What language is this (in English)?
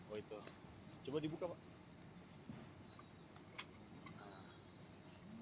Indonesian